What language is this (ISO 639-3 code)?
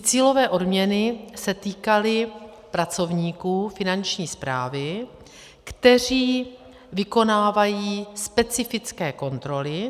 ces